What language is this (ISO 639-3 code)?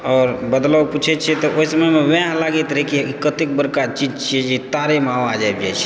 mai